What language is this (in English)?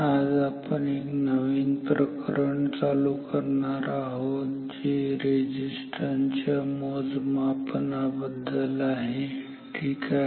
Marathi